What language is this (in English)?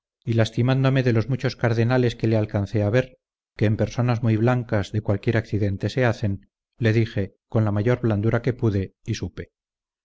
Spanish